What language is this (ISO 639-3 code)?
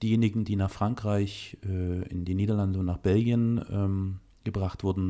deu